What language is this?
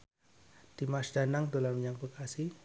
Javanese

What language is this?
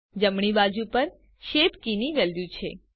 Gujarati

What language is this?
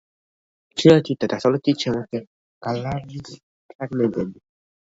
Georgian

